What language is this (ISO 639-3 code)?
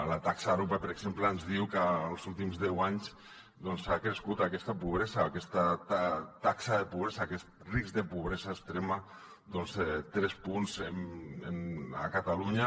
cat